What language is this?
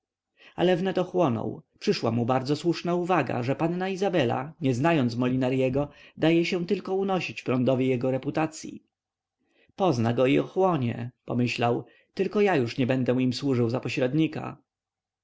Polish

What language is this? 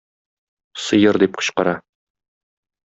Tatar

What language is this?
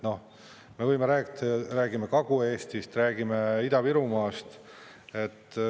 Estonian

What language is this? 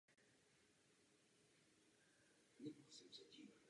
Czech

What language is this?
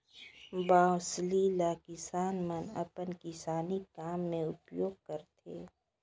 Chhattisgarhi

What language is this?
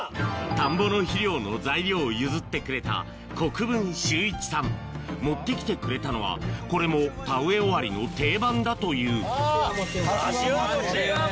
Japanese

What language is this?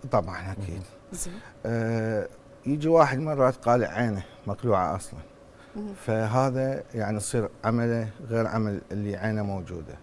Arabic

